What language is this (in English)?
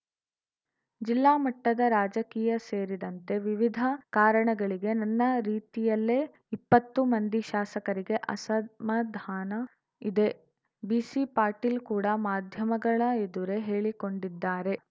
Kannada